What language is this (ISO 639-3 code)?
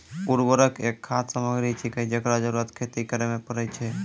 mai